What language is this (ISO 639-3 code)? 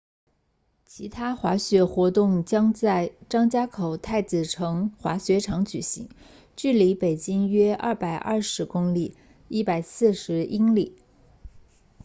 zho